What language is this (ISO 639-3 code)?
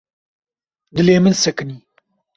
kur